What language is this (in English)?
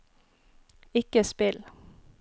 Norwegian